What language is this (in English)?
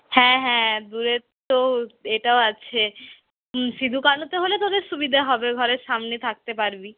Bangla